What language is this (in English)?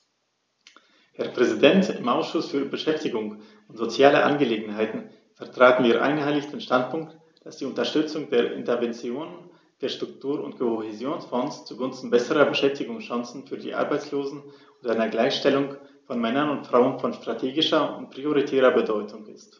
German